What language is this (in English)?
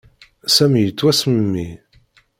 Kabyle